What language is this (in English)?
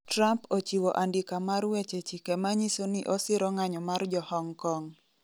Luo (Kenya and Tanzania)